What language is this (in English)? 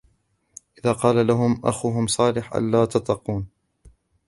Arabic